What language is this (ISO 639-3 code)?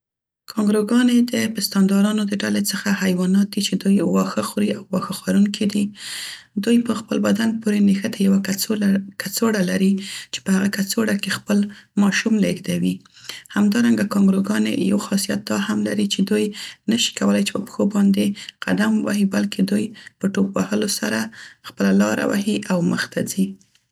pst